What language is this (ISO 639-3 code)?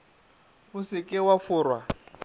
nso